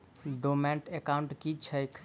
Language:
Maithili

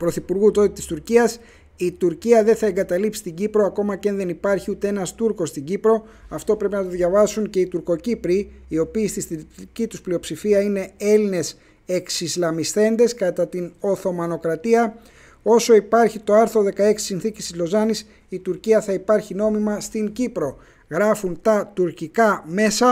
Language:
Greek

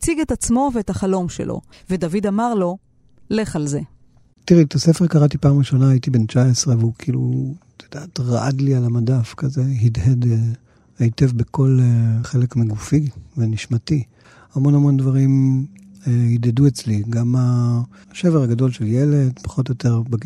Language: Hebrew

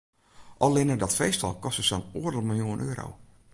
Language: Western Frisian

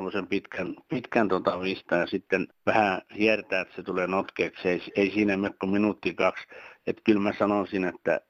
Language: Finnish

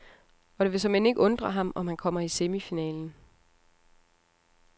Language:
Danish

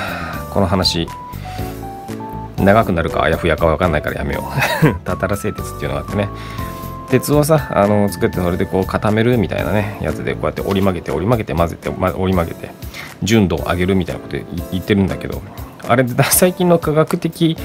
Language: Japanese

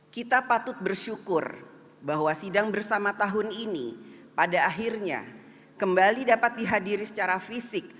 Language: Indonesian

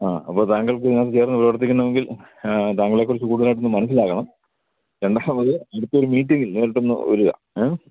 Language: Malayalam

